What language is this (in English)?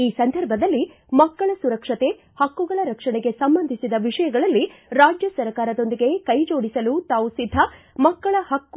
Kannada